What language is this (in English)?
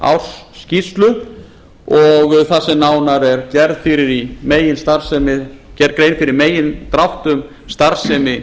Icelandic